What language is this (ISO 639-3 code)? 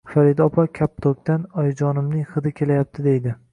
uzb